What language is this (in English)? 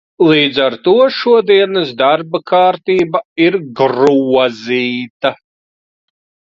Latvian